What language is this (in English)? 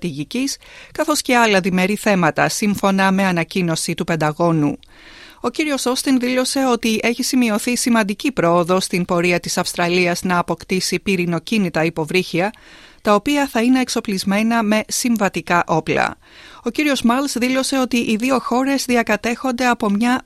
Greek